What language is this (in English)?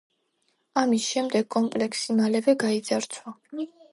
Georgian